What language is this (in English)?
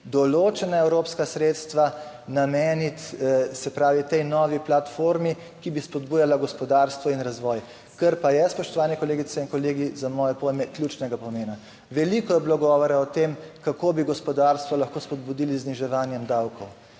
Slovenian